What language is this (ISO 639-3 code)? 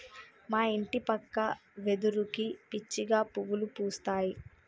tel